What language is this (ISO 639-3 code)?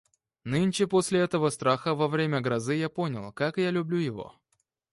rus